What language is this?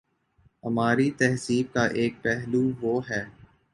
Urdu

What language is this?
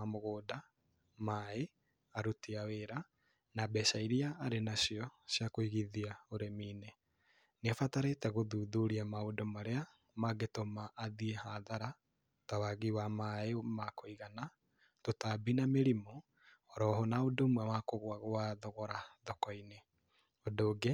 Kikuyu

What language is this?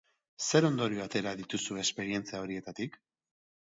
Basque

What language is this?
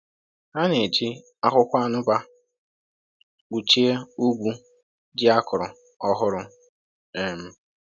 Igbo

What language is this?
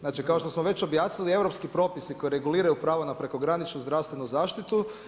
Croatian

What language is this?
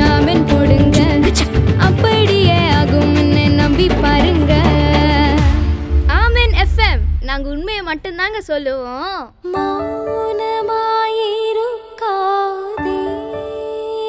Urdu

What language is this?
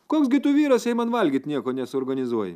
Lithuanian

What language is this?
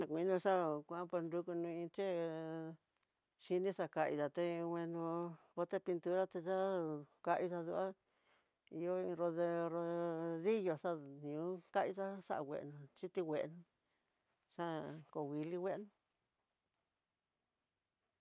Tidaá Mixtec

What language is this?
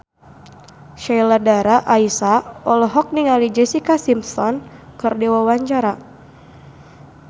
Sundanese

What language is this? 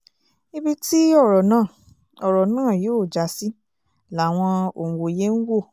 Yoruba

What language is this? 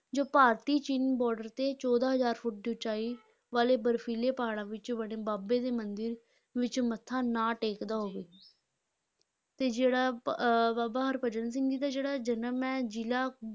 Punjabi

